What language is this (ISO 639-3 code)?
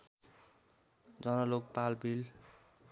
nep